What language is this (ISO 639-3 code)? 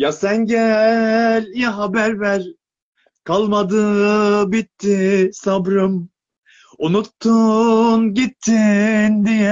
tur